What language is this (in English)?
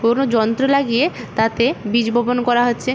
Bangla